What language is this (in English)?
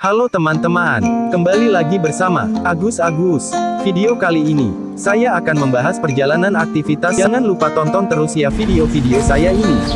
Indonesian